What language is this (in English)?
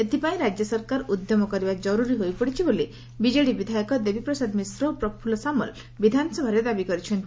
Odia